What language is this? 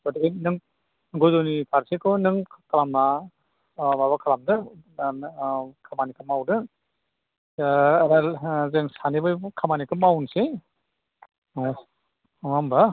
Bodo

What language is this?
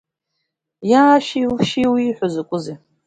Abkhazian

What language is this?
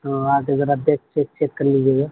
Urdu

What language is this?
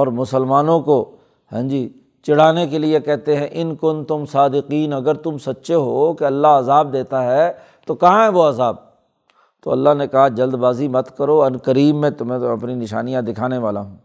Urdu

